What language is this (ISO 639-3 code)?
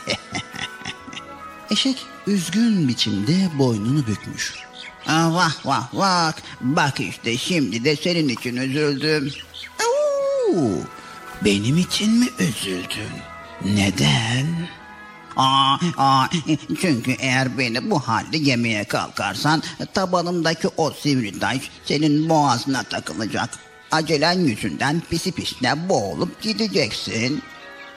tur